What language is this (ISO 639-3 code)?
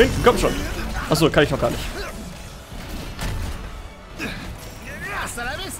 deu